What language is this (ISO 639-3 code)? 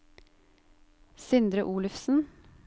nor